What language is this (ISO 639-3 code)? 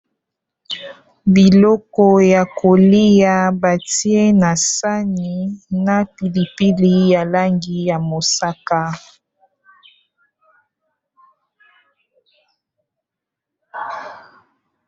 lin